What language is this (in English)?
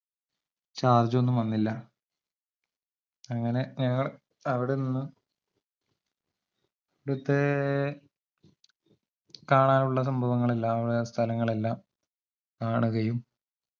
Malayalam